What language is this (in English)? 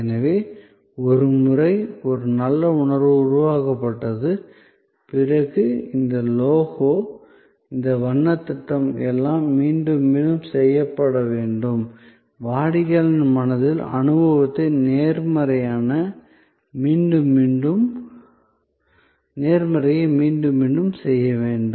Tamil